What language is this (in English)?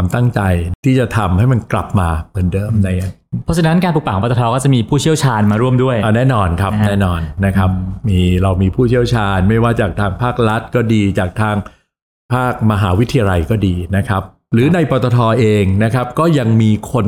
Thai